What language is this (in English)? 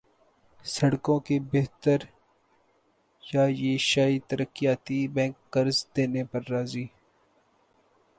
Urdu